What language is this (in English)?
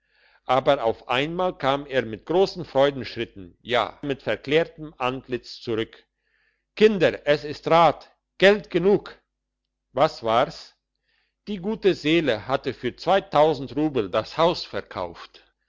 German